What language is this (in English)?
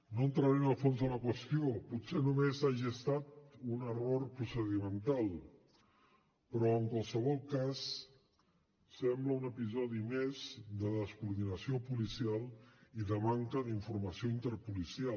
Catalan